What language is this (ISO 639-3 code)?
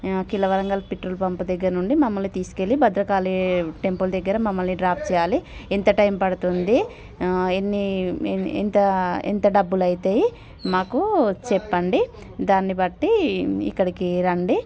tel